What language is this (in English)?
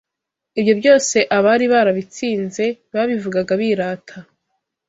Kinyarwanda